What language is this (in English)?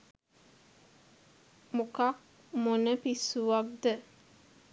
Sinhala